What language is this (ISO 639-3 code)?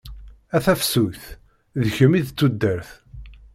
kab